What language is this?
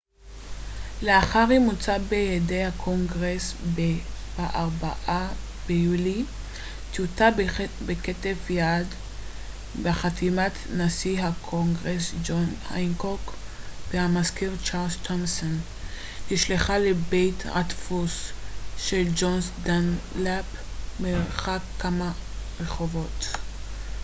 Hebrew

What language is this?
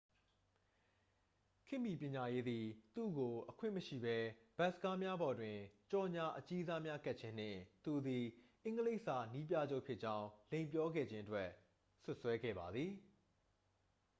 Burmese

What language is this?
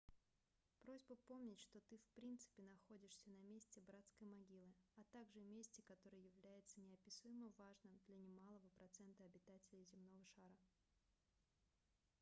Russian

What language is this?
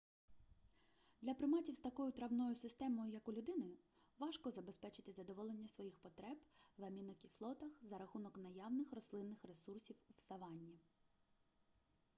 Ukrainian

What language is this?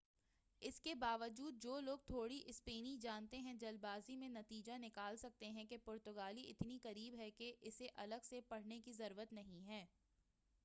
Urdu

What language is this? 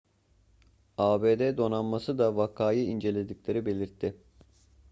Turkish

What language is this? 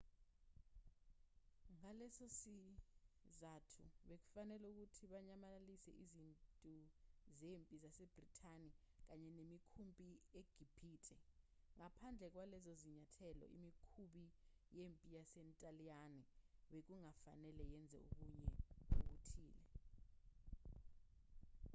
Zulu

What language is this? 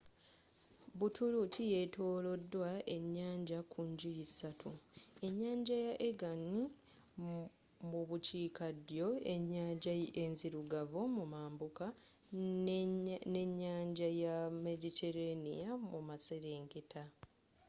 Ganda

